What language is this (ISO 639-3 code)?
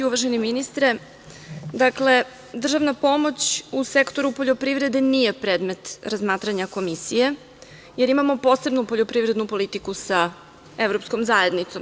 srp